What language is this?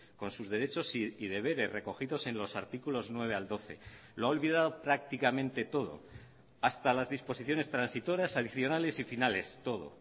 Spanish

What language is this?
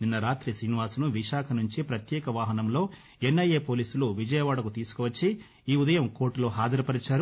Telugu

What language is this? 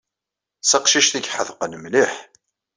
Kabyle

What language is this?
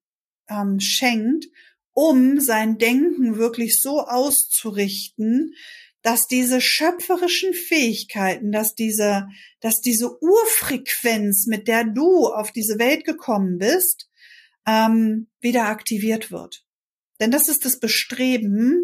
German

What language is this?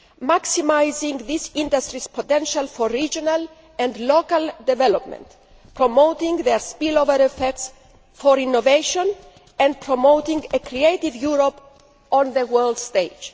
English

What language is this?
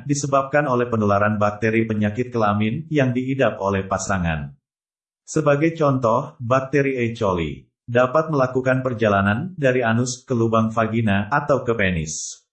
Indonesian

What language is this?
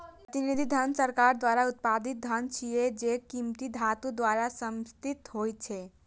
Maithili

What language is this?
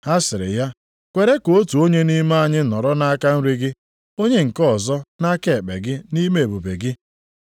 Igbo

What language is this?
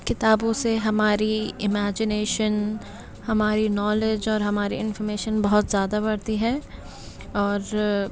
Urdu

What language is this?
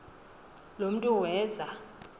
Xhosa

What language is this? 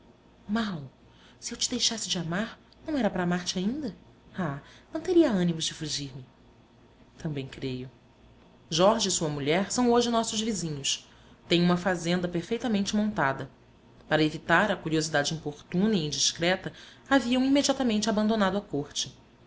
Portuguese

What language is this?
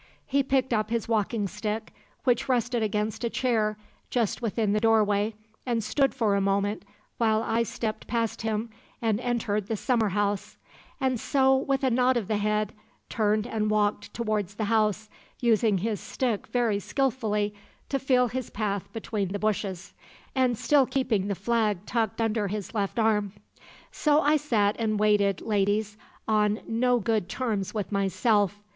English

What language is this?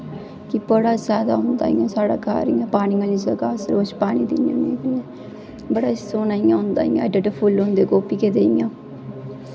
Dogri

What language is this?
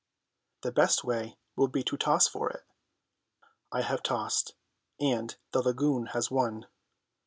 English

